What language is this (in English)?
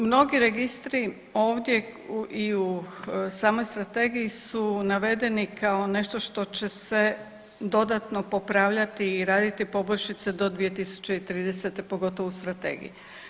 Croatian